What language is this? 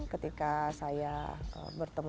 Indonesian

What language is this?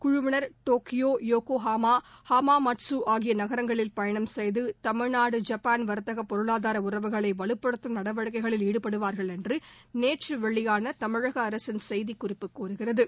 Tamil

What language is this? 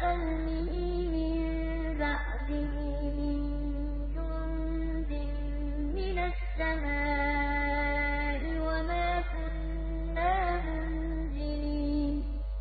Arabic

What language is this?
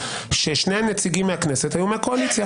Hebrew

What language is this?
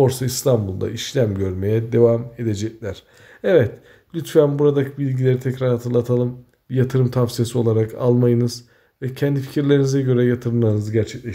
Turkish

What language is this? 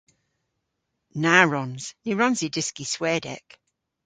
Cornish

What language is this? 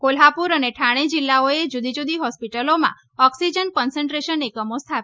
Gujarati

